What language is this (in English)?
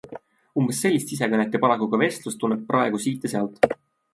Estonian